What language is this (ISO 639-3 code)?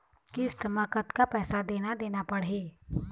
hne